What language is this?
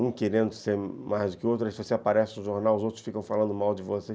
Portuguese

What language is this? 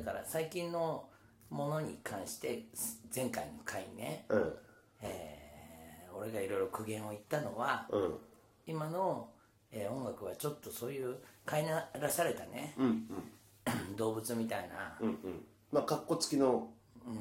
Japanese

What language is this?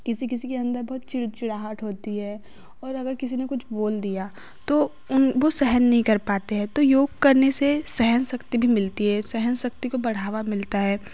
Hindi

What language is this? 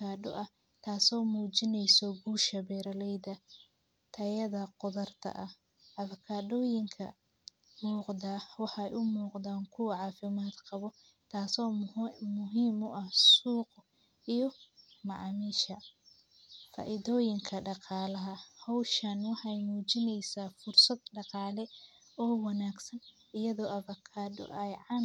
Somali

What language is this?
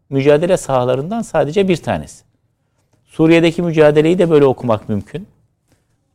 Turkish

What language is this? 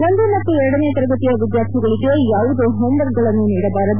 Kannada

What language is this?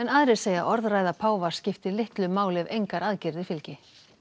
Icelandic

